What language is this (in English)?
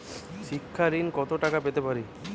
Bangla